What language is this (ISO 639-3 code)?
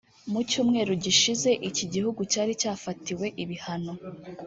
kin